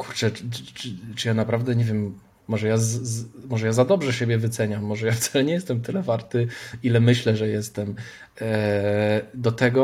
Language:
Polish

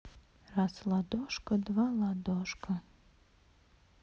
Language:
Russian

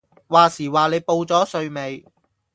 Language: Cantonese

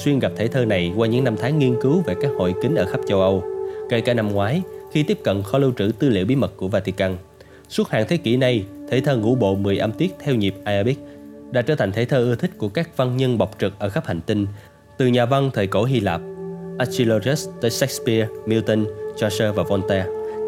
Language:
Vietnamese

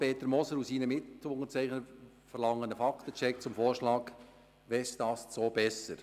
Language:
Swiss German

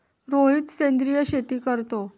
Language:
Marathi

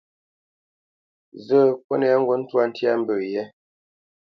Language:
Bamenyam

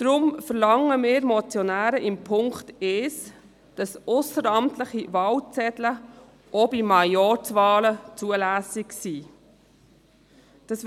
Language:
Swiss German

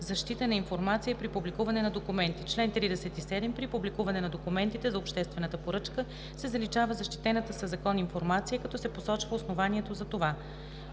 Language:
Bulgarian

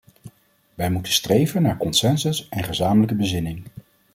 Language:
Dutch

